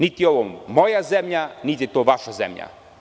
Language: Serbian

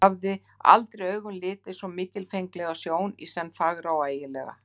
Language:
Icelandic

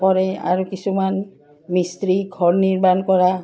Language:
Assamese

